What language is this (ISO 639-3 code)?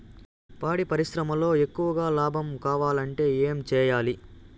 tel